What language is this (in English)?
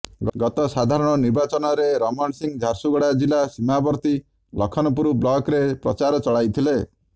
Odia